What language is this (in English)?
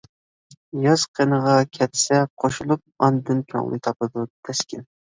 Uyghur